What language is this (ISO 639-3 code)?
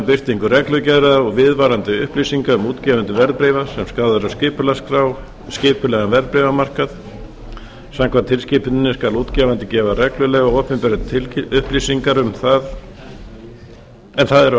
isl